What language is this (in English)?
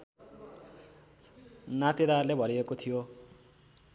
Nepali